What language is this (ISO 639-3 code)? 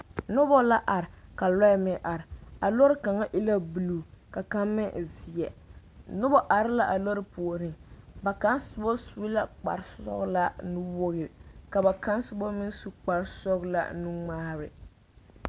dga